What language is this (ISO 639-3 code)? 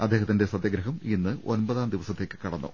mal